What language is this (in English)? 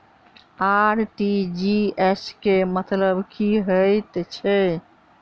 Maithili